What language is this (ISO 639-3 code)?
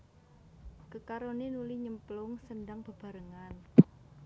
jav